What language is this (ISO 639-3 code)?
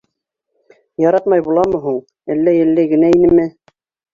bak